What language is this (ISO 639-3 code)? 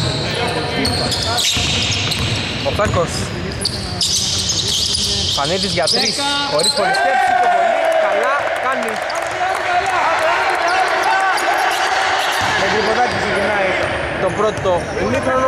ell